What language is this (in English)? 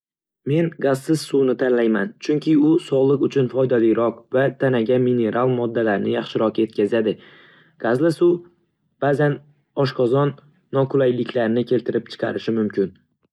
Uzbek